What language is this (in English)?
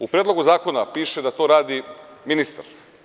Serbian